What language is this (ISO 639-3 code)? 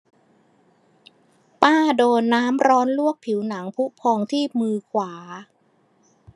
tha